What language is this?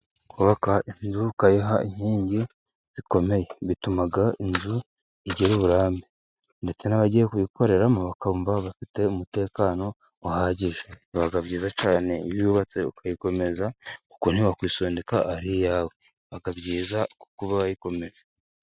Kinyarwanda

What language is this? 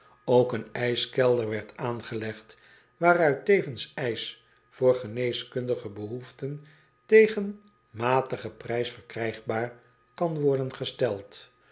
Dutch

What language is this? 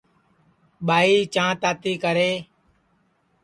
Sansi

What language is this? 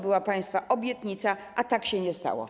Polish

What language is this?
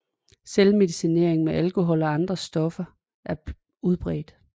Danish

